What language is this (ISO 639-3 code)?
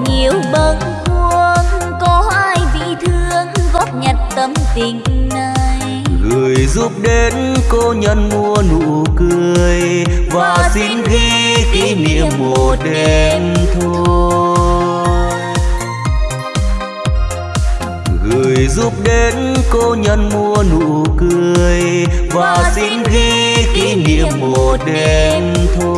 vie